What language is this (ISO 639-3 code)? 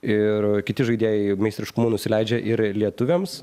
lit